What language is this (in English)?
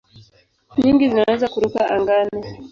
Swahili